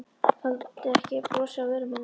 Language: Icelandic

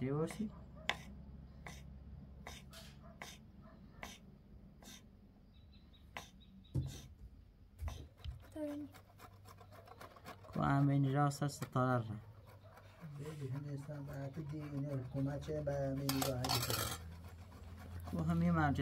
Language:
Persian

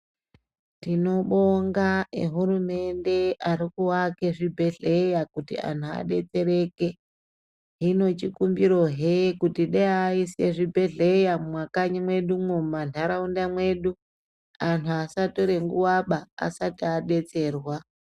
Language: Ndau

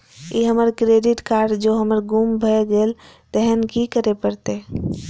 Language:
Maithili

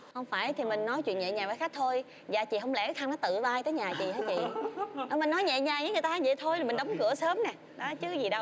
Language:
Vietnamese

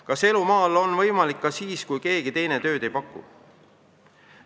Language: Estonian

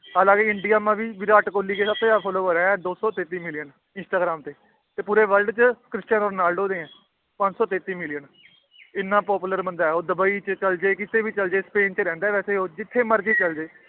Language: Punjabi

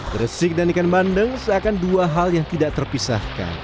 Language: Indonesian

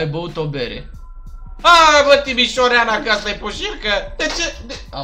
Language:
Romanian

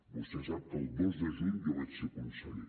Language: Catalan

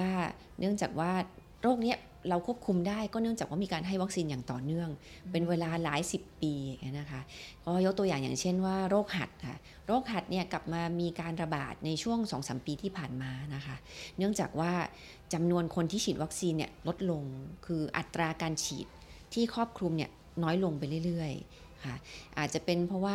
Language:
Thai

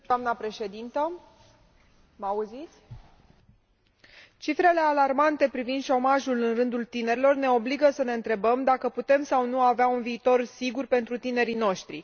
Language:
Romanian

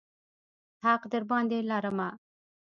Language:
Pashto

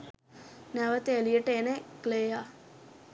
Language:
Sinhala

